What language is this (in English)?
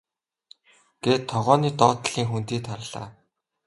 Mongolian